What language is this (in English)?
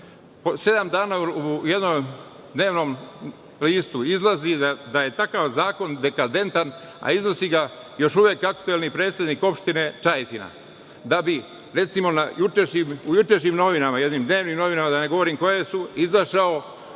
Serbian